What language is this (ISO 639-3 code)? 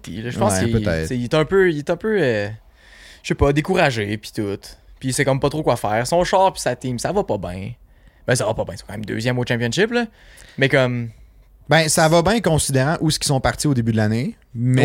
fra